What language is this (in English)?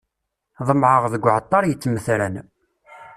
Kabyle